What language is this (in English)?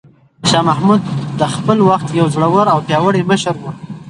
Pashto